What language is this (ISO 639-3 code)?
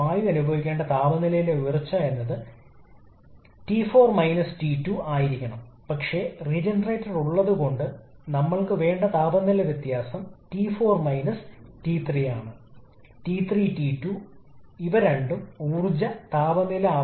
mal